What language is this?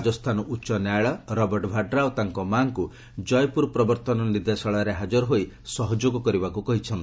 Odia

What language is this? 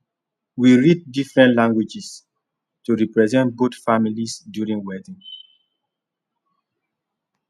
Nigerian Pidgin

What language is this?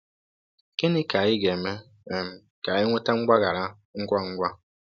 Igbo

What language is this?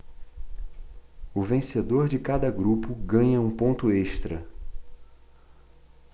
Portuguese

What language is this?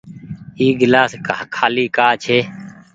Goaria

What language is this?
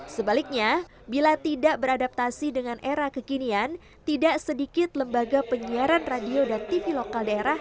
Indonesian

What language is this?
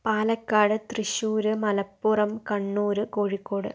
Malayalam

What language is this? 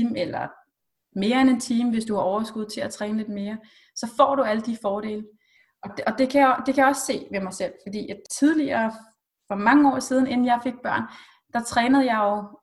Danish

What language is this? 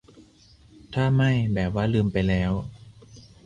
Thai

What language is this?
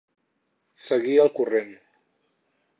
Catalan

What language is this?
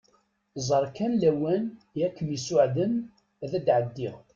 Kabyle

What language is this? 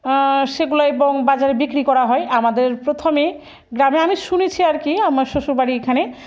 Bangla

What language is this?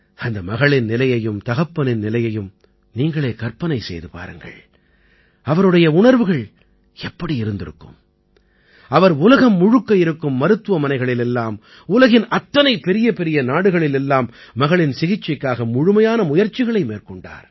Tamil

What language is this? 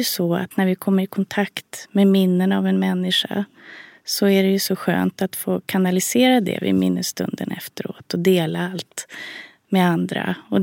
Swedish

